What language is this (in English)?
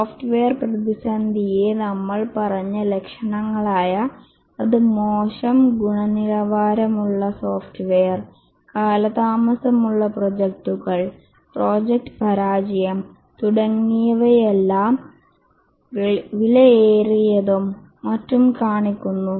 Malayalam